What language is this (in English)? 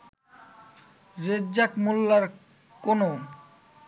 Bangla